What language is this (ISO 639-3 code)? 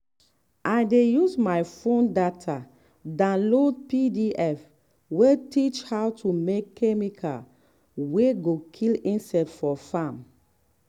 pcm